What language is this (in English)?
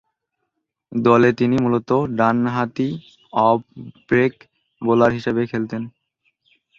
Bangla